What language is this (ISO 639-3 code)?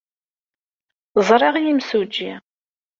kab